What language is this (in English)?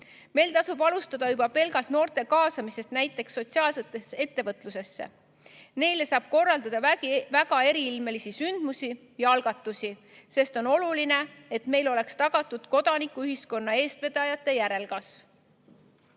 Estonian